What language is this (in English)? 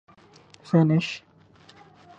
Urdu